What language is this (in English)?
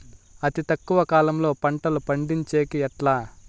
Telugu